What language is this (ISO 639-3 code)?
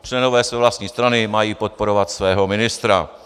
ces